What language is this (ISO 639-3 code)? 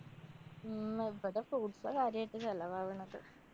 mal